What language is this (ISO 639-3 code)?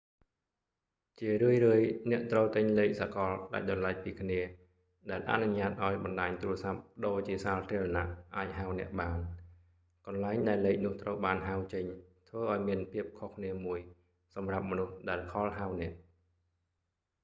khm